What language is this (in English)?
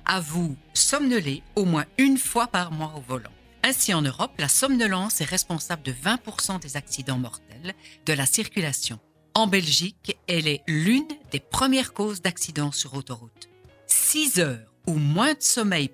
French